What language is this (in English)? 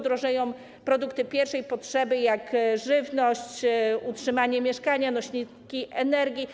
Polish